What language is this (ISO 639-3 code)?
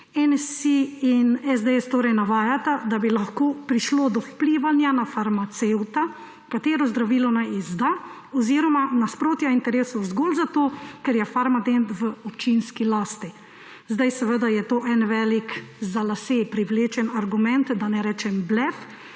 slv